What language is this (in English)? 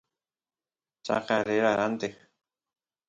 Santiago del Estero Quichua